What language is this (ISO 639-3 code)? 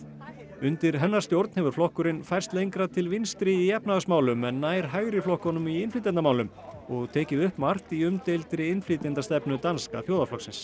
isl